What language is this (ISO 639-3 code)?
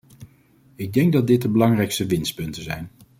nld